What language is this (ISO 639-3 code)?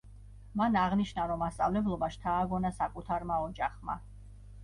kat